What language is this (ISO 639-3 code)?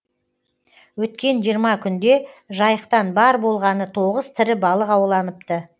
kaz